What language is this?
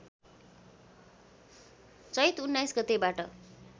Nepali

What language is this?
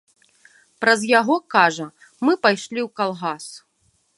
Belarusian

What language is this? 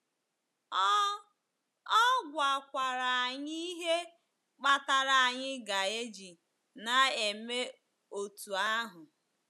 Igbo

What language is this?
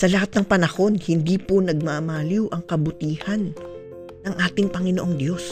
Filipino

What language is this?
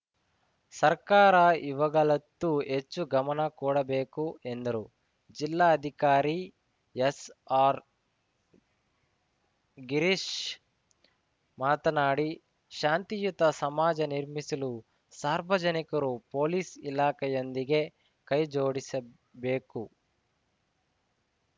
Kannada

